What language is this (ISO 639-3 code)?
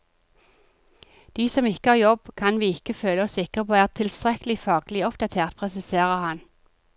nor